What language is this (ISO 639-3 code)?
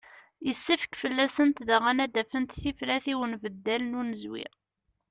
kab